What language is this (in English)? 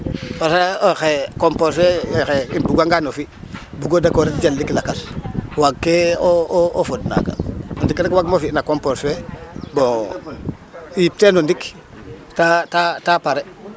Serer